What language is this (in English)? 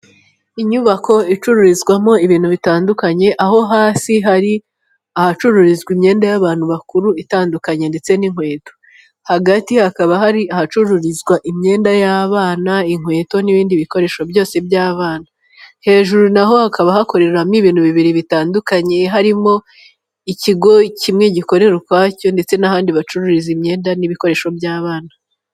Kinyarwanda